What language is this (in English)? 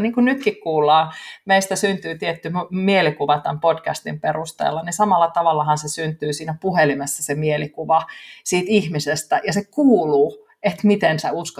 Finnish